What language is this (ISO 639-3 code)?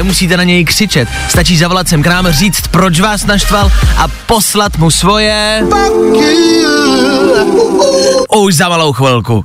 ces